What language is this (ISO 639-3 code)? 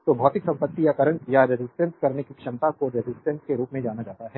hin